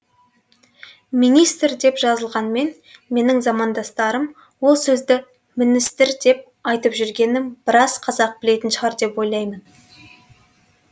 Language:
Kazakh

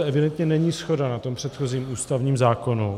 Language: Czech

